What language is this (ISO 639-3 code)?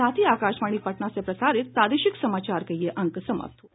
hin